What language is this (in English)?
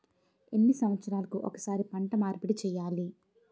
Telugu